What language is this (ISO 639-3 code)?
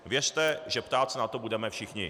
ces